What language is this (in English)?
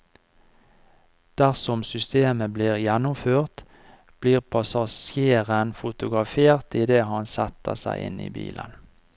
Norwegian